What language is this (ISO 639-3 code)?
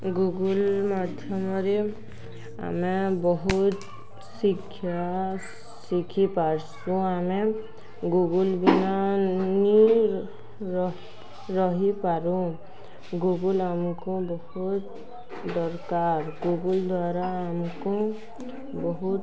ori